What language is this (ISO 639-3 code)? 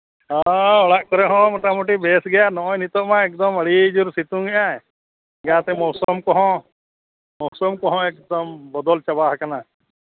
sat